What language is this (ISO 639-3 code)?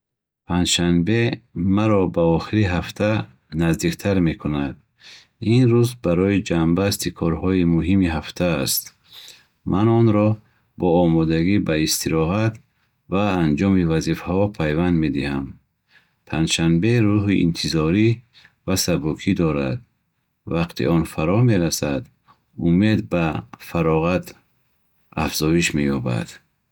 bhh